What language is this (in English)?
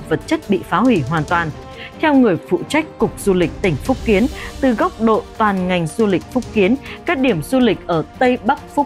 Vietnamese